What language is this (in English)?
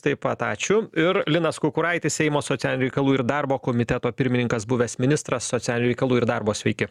Lithuanian